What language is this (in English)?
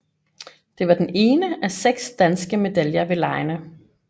Danish